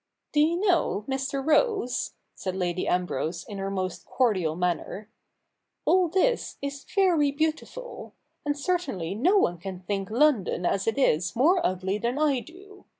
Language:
English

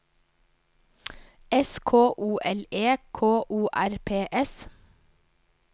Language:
Norwegian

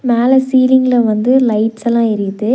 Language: Tamil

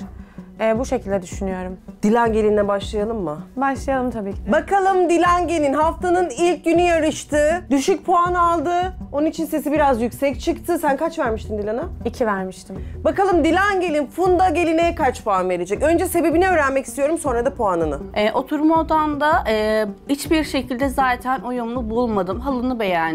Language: Turkish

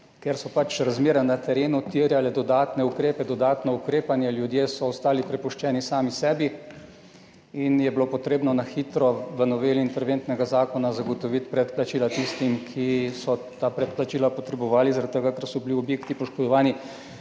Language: Slovenian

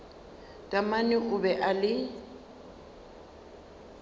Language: Northern Sotho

